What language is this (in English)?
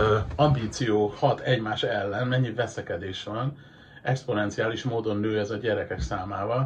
Hungarian